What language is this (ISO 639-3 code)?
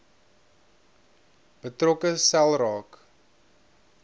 afr